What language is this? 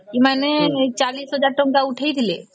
Odia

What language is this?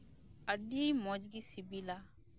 Santali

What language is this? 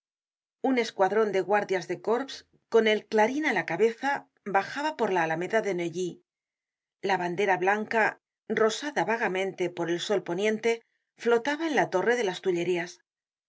Spanish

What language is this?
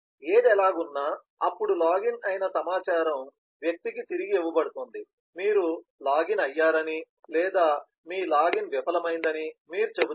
Telugu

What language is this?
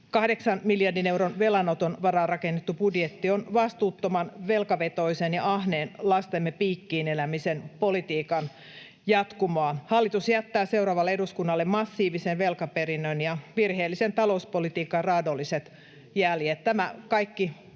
Finnish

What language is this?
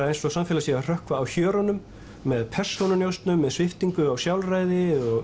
Icelandic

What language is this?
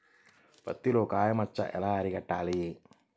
Telugu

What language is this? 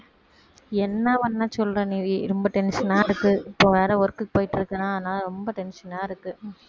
Tamil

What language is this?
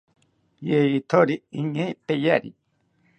South Ucayali Ashéninka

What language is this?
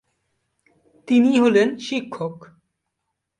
Bangla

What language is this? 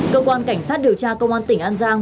Vietnamese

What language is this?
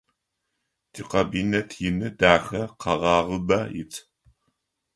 Adyghe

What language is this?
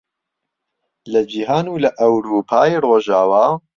Central Kurdish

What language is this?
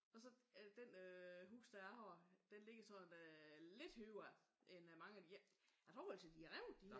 Danish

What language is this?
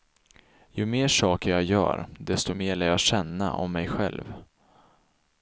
Swedish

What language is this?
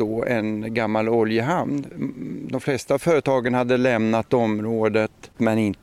Swedish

